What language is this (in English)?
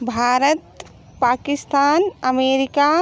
Hindi